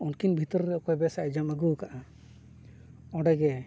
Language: Santali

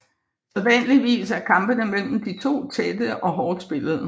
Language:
Danish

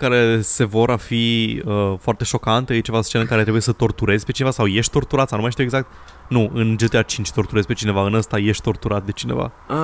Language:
Romanian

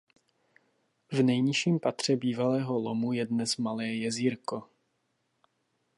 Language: Czech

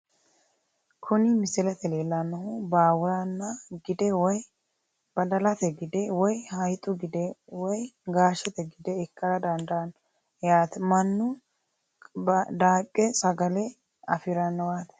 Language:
Sidamo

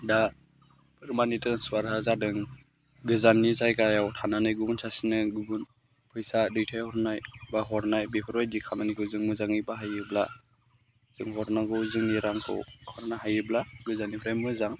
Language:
Bodo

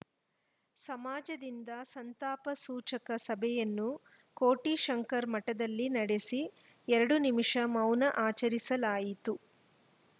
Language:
Kannada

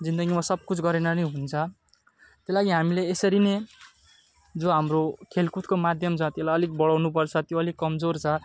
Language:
Nepali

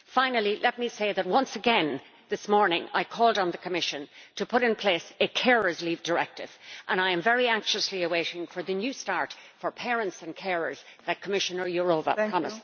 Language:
English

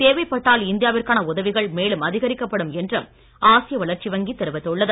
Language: Tamil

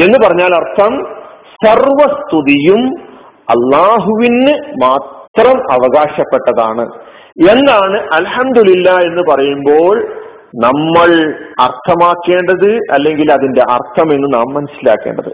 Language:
Malayalam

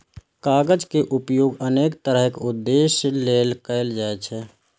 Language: Maithili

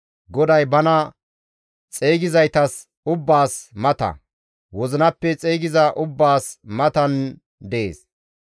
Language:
Gamo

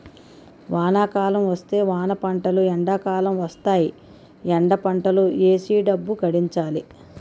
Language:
Telugu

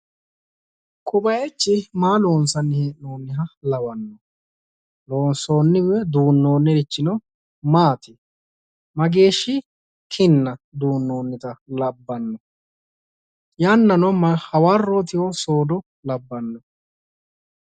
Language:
Sidamo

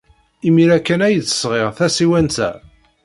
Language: Kabyle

